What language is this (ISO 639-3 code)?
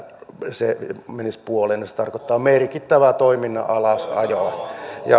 fin